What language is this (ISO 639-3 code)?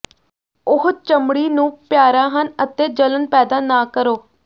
pan